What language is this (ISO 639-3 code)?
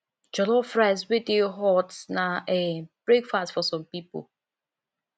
pcm